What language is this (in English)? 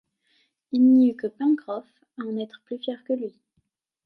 French